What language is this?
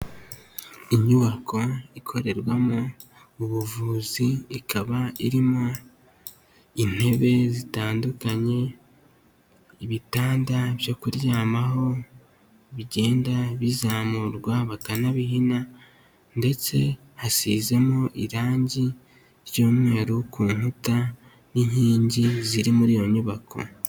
Kinyarwanda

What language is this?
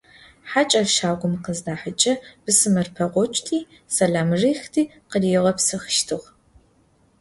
Adyghe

